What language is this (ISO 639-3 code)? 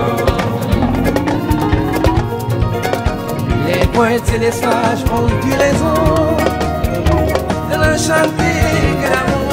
ron